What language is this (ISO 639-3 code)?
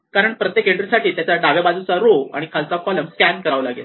mar